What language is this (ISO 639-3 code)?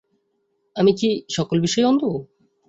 ben